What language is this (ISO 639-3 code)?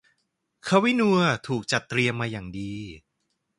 tha